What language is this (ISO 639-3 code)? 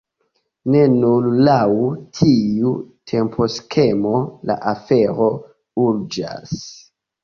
epo